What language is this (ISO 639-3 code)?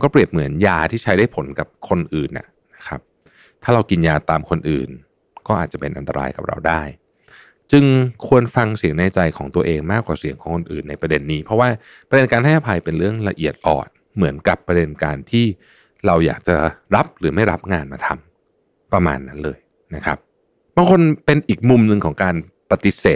tha